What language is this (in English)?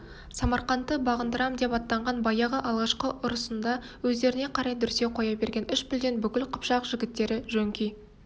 Kazakh